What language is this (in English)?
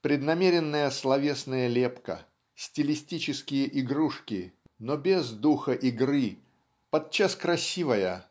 Russian